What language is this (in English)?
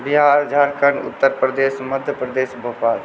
Maithili